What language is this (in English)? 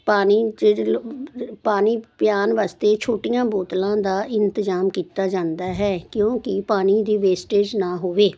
Punjabi